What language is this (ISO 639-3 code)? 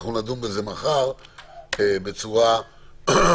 heb